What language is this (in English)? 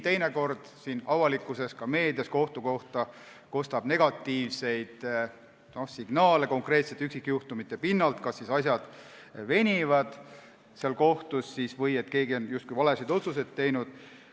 Estonian